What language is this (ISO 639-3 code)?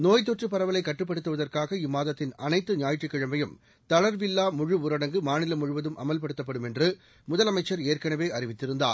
tam